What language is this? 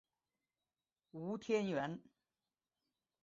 Chinese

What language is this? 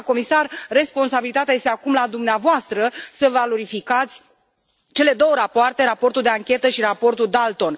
Romanian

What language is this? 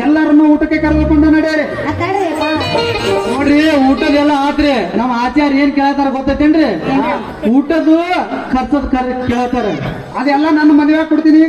Kannada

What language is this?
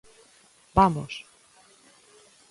Galician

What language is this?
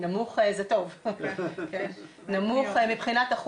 Hebrew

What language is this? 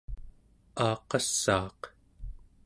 Central Yupik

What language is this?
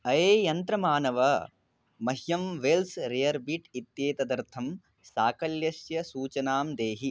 Sanskrit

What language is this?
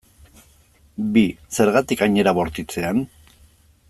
Basque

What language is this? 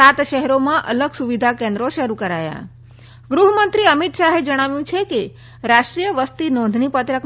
Gujarati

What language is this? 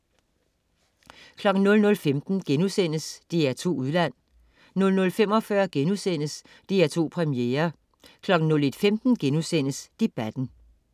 Danish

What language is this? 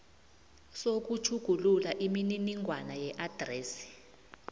South Ndebele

